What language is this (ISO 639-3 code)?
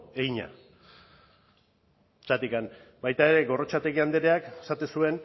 eus